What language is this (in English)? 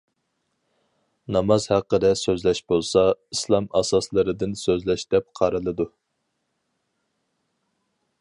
Uyghur